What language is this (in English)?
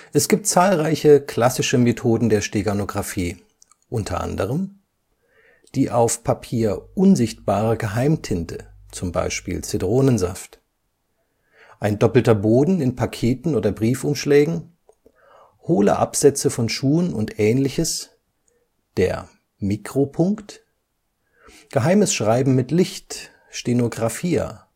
German